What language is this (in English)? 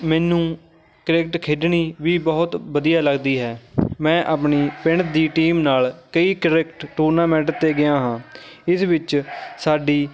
Punjabi